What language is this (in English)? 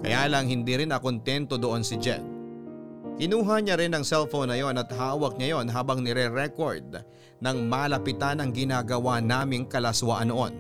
Filipino